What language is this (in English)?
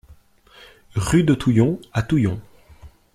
French